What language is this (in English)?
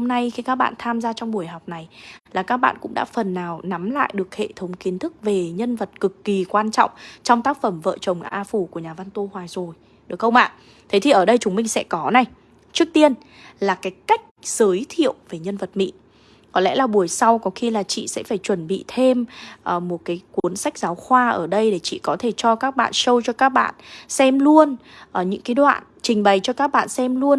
Vietnamese